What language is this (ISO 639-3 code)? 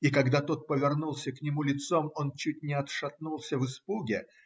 rus